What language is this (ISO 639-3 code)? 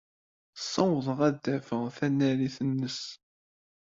kab